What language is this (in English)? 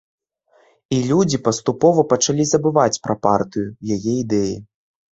Belarusian